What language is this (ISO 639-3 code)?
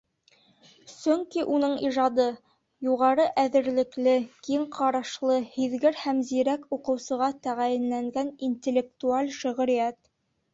bak